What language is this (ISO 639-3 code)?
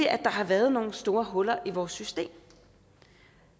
dan